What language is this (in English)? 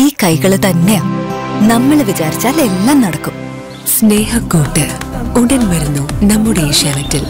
Malayalam